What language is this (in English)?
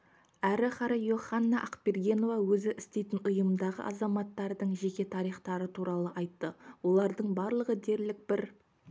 Kazakh